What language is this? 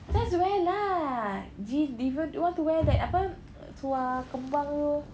English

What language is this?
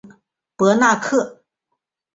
Chinese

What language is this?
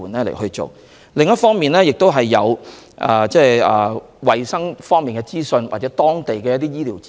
Cantonese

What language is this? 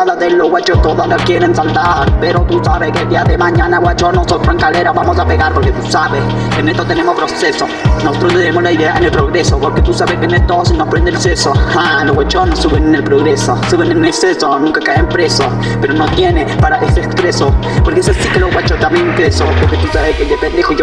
Spanish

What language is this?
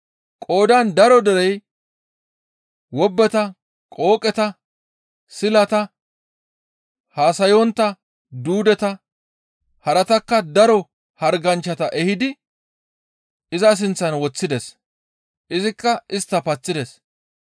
Gamo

